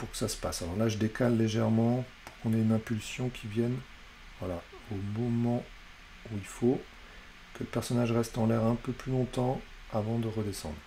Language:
French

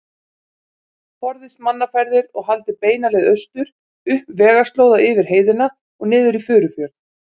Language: Icelandic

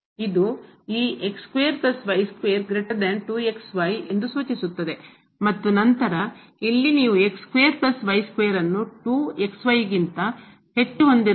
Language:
Kannada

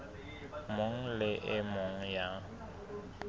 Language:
Southern Sotho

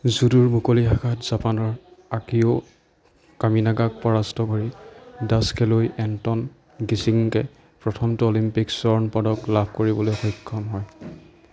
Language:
Assamese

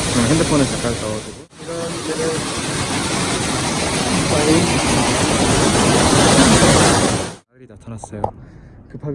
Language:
Korean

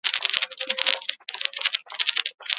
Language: Basque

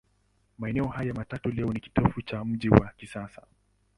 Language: Swahili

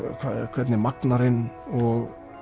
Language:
Icelandic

